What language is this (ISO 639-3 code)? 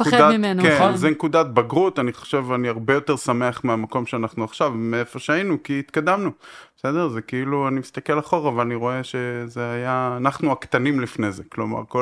heb